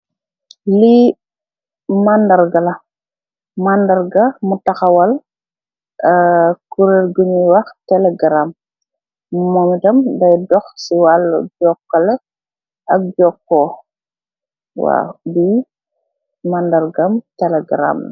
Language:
Wolof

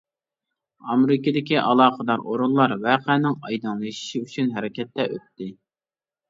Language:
Uyghur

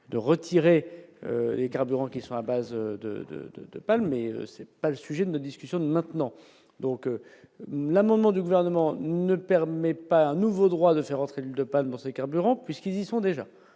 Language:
French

